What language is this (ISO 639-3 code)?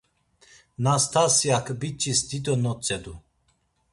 lzz